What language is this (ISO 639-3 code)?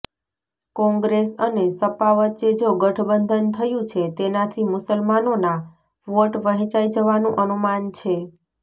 guj